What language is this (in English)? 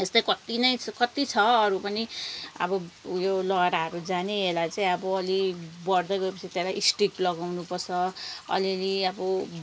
Nepali